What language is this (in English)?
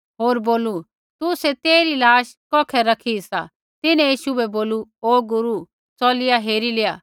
Kullu Pahari